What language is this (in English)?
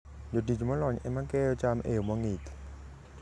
Luo (Kenya and Tanzania)